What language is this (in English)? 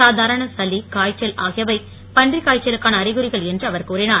Tamil